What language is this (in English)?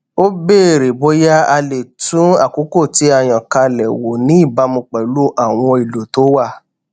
Yoruba